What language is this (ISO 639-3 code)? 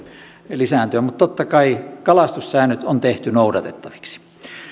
fin